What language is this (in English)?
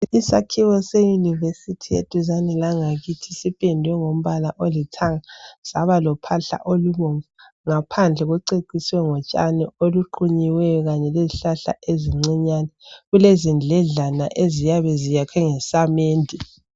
North Ndebele